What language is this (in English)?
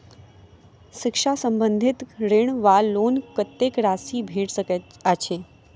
Maithili